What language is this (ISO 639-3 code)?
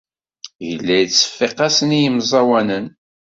kab